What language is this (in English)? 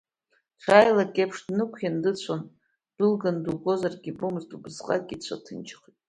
Abkhazian